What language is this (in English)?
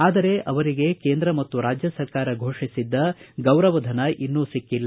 Kannada